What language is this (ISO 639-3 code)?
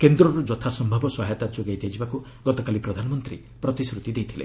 ori